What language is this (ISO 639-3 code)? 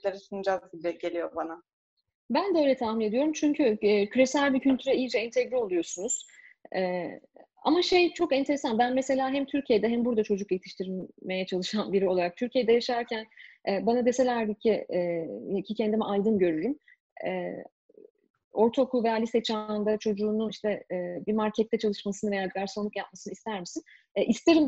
tur